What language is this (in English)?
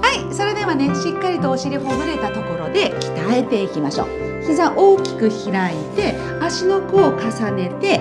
Japanese